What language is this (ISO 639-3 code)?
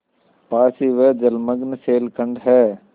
hin